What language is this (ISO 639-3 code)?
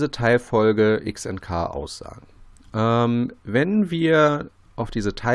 deu